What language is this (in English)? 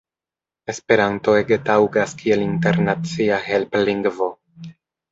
Esperanto